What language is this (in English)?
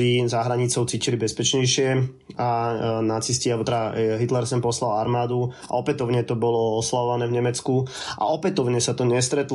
Slovak